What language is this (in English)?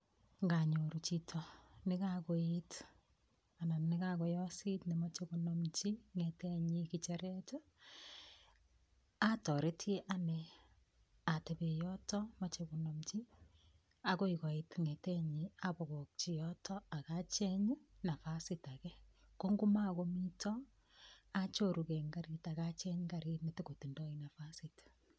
Kalenjin